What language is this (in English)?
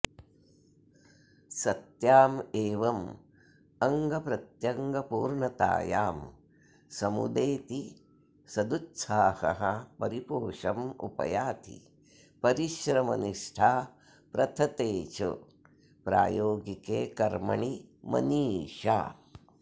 Sanskrit